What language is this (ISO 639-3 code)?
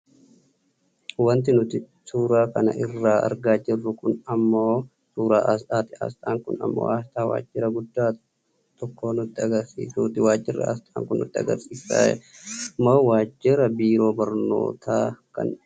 orm